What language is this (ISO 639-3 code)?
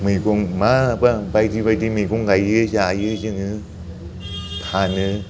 brx